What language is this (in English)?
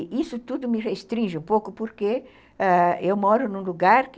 Portuguese